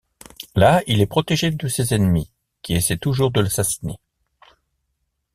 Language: French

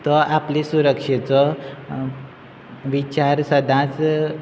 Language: Konkani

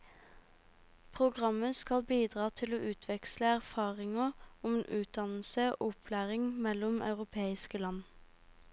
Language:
Norwegian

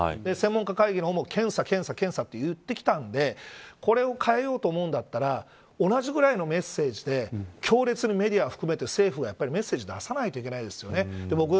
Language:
Japanese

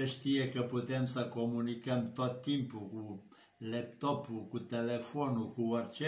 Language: Romanian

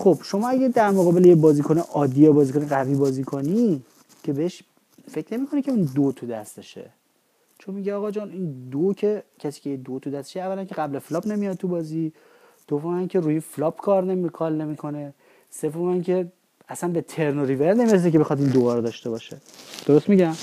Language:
Persian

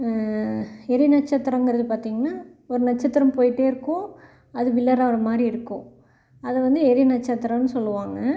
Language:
Tamil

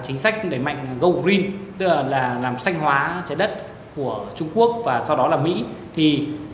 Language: Vietnamese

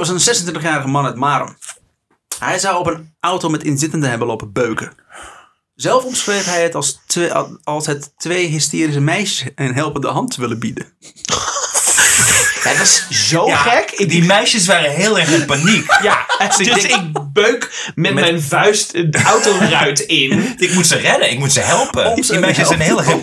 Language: Dutch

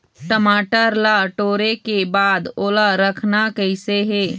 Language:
Chhattisgarhi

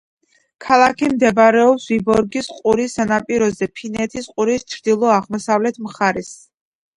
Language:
Georgian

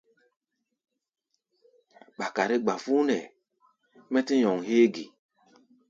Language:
Gbaya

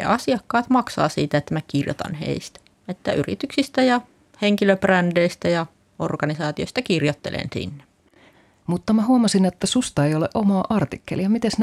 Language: Finnish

